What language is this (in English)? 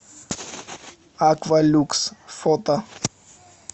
Russian